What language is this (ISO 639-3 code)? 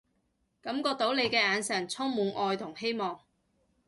yue